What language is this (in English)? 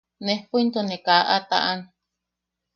Yaqui